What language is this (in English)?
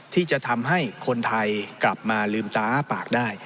Thai